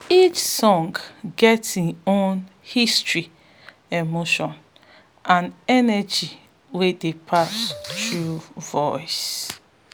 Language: Nigerian Pidgin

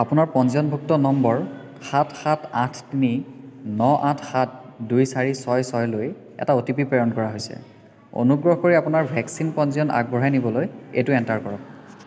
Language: Assamese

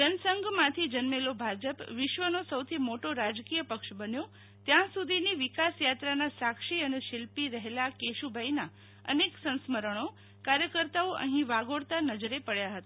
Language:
Gujarati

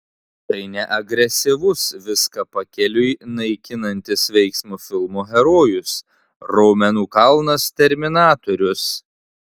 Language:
Lithuanian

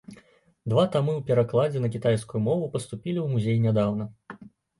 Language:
Belarusian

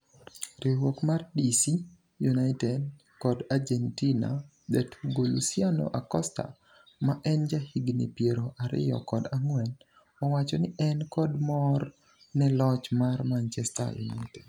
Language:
Luo (Kenya and Tanzania)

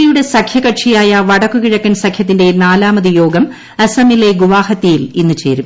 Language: Malayalam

